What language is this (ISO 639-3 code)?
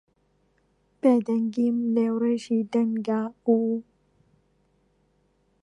ckb